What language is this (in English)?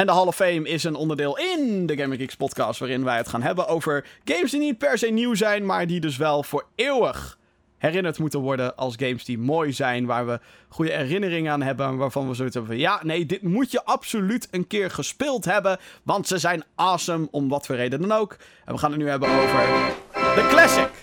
Dutch